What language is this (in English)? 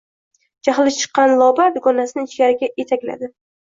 Uzbek